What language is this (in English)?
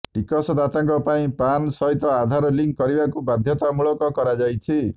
Odia